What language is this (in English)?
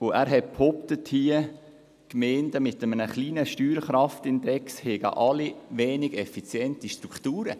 Swiss German